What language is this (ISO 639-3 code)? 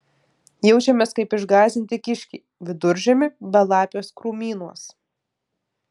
lit